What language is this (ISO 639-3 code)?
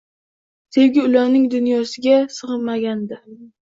uzb